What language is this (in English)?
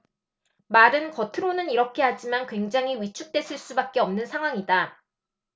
Korean